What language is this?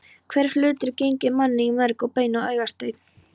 Icelandic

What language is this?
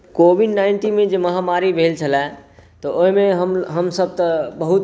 Maithili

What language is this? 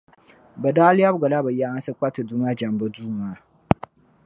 Dagbani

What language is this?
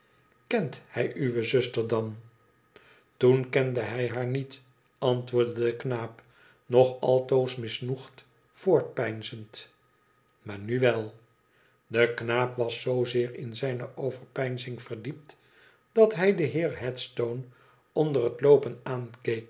Dutch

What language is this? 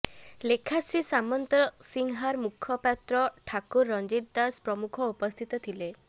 Odia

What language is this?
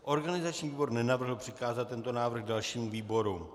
Czech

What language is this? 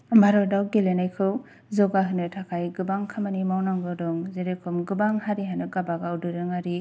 Bodo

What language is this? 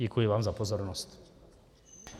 Czech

